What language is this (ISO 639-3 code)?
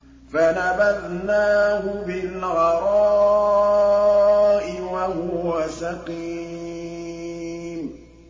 ara